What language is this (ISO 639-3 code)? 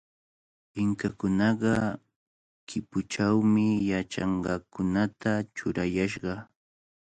qvl